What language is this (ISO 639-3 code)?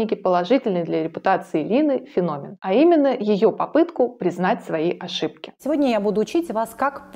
rus